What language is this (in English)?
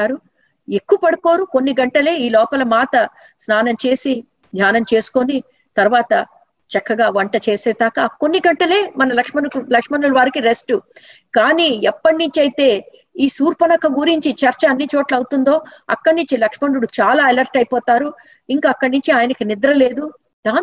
Telugu